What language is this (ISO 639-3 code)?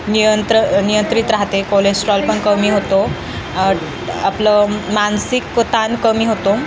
mar